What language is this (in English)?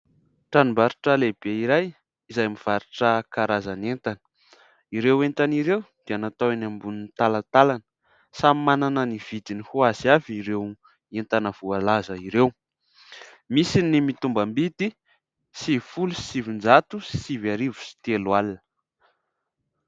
Malagasy